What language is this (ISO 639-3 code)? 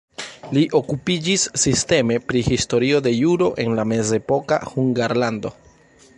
epo